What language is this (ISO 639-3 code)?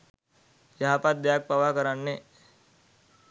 sin